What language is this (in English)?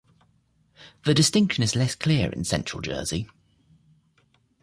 English